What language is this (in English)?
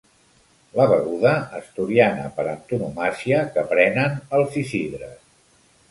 Catalan